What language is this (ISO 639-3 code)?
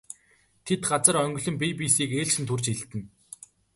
mon